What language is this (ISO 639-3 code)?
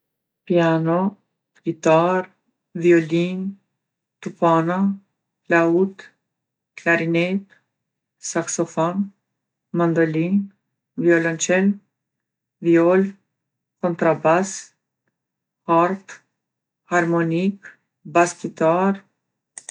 aln